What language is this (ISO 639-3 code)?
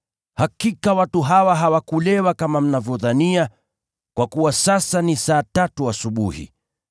swa